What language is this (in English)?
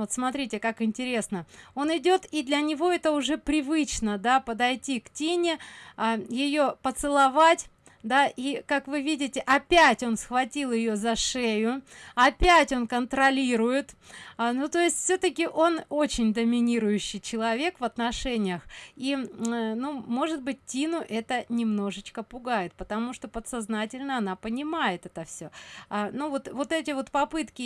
Russian